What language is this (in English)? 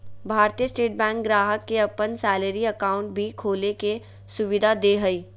Magahi